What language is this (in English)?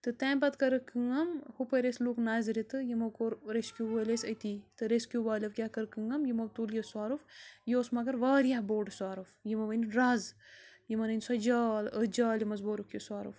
Kashmiri